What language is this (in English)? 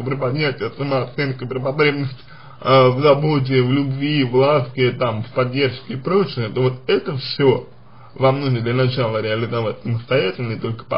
Russian